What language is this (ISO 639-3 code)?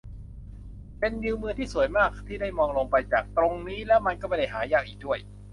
tha